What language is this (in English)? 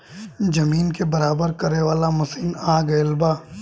Bhojpuri